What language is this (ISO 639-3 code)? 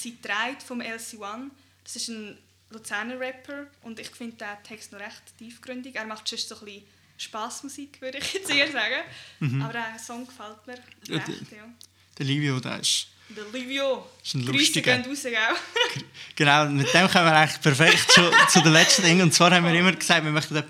deu